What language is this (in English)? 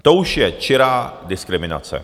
Czech